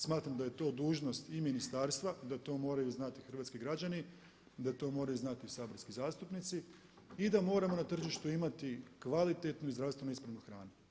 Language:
Croatian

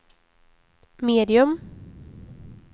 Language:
Swedish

